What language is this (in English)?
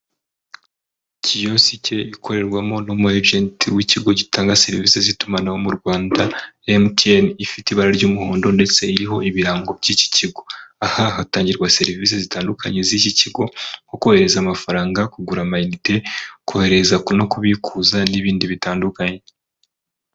Kinyarwanda